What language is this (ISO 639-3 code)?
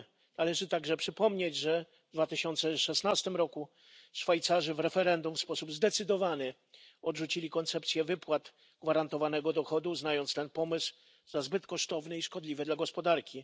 pol